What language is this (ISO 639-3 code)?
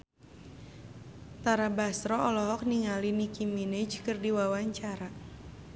sun